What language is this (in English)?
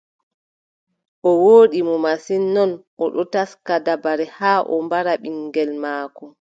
Adamawa Fulfulde